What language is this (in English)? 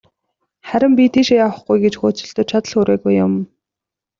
Mongolian